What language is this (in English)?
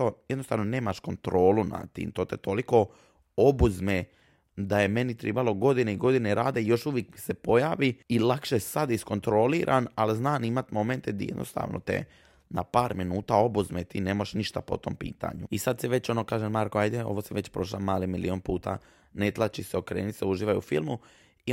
Croatian